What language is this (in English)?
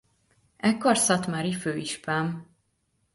Hungarian